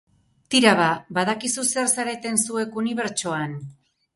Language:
Basque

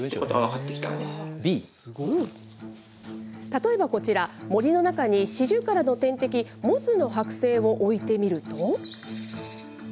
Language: Japanese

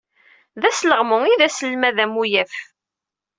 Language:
Kabyle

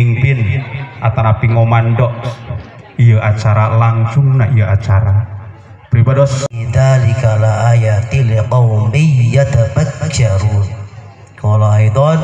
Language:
Indonesian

